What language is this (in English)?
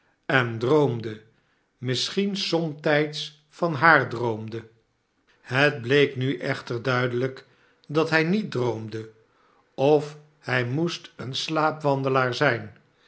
Dutch